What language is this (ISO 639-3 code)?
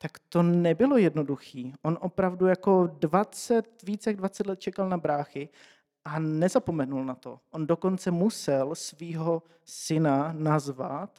ces